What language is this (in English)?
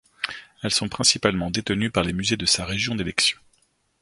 French